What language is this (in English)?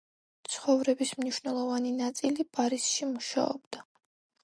Georgian